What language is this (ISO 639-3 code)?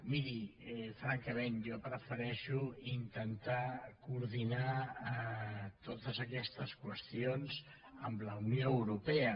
cat